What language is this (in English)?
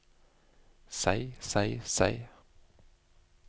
Norwegian